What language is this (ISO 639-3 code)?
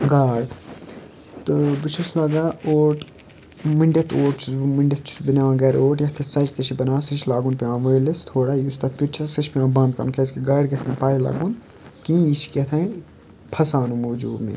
kas